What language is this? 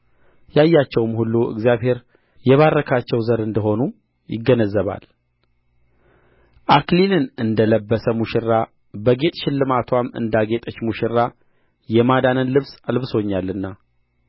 Amharic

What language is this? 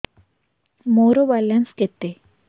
Odia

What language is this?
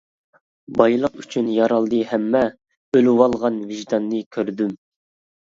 Uyghur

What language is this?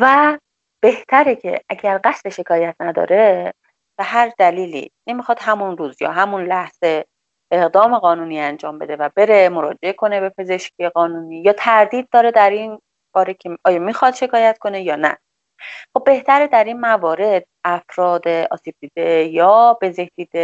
Persian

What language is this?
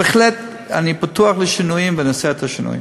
Hebrew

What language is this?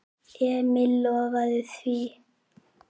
Icelandic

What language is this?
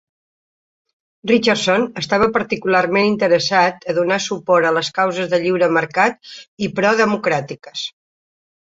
Catalan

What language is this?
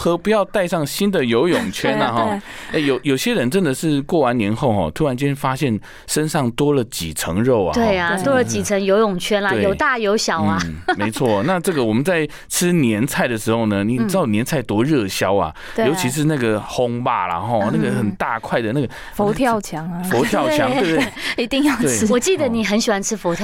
Chinese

